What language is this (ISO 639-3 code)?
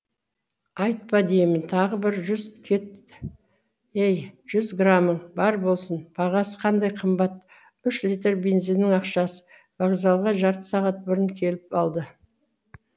kaz